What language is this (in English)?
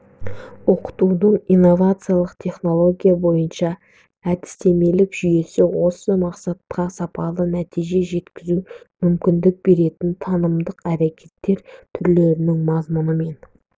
Kazakh